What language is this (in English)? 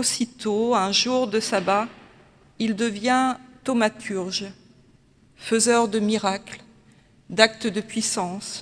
French